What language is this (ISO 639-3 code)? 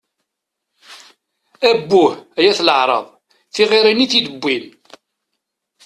kab